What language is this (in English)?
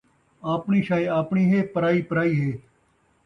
Saraiki